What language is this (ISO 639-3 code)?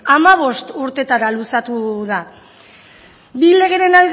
eus